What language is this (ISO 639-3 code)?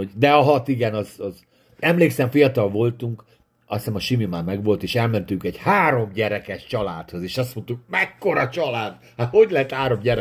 hun